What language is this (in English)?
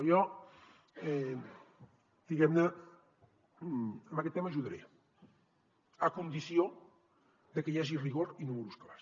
Catalan